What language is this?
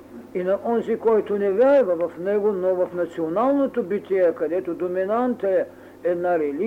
Bulgarian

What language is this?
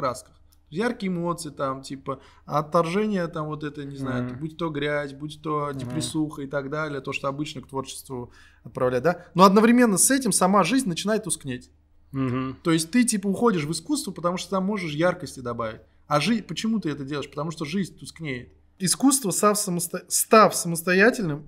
Russian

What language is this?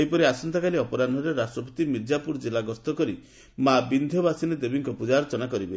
Odia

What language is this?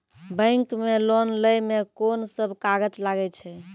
Maithili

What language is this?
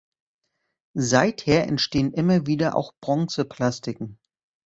German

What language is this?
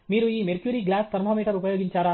Telugu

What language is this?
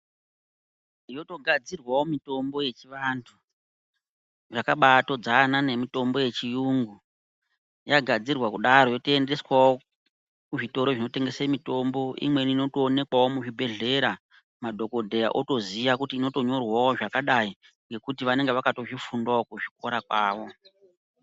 Ndau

